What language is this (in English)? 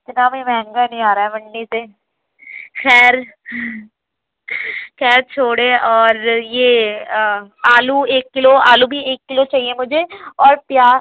Urdu